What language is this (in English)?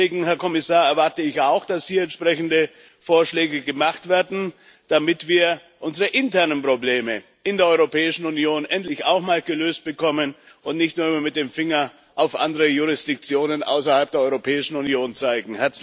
German